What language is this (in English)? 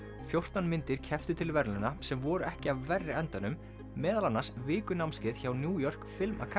Icelandic